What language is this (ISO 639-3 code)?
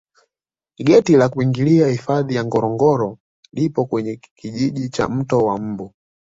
swa